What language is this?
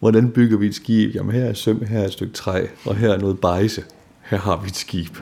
Danish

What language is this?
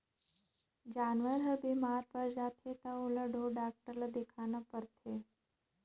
Chhattisgarhi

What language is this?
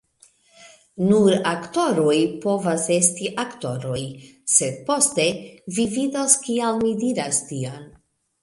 Esperanto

